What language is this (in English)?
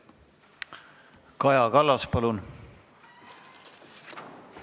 Estonian